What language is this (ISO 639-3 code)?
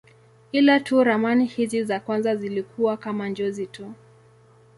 swa